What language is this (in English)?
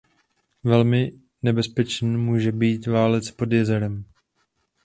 Czech